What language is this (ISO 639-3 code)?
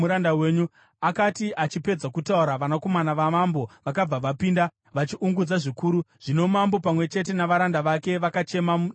sna